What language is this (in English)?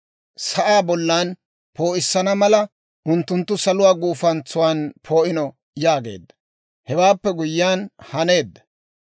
Dawro